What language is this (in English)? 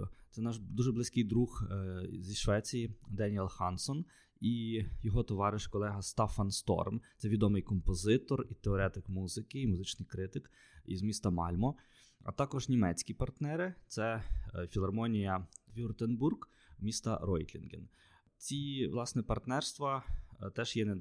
Ukrainian